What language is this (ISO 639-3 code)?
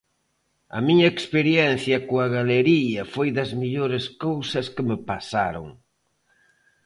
glg